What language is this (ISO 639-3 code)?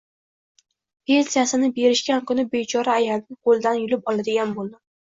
uzb